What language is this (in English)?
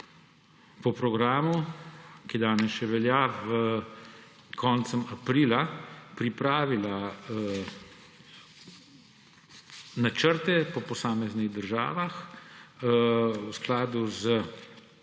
Slovenian